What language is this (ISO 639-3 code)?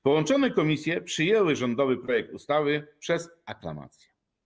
pol